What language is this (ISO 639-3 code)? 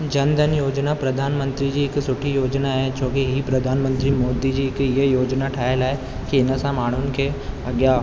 snd